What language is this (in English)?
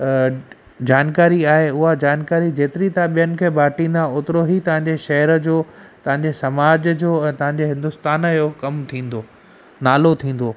Sindhi